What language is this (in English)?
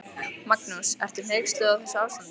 Icelandic